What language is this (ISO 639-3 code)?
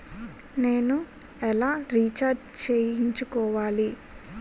tel